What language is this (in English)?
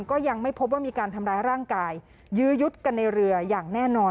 Thai